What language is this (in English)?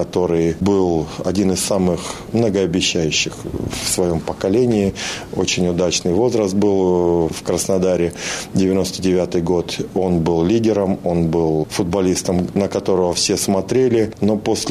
Russian